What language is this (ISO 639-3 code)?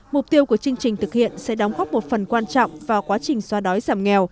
vie